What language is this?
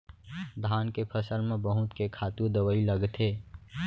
Chhattisgarhi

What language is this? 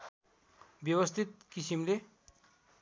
Nepali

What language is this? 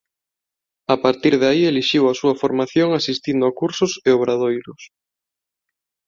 Galician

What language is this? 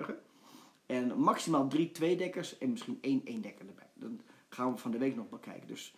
Dutch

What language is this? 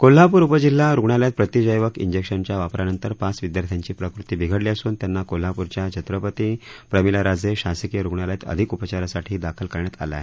Marathi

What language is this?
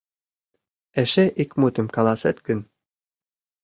Mari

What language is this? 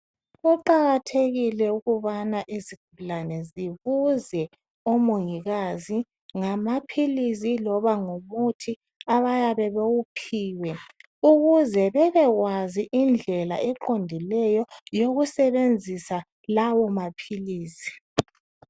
North Ndebele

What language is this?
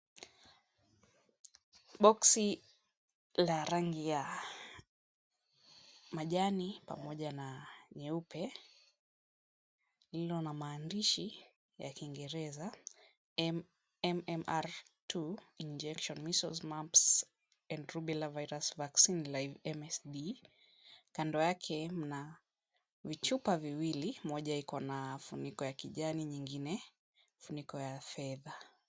Swahili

